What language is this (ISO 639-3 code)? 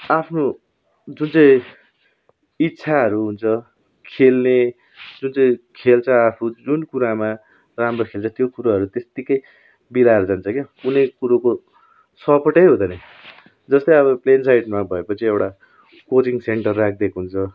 nep